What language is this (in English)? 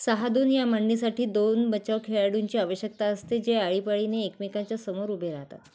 Marathi